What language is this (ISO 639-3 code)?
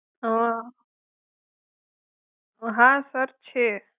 guj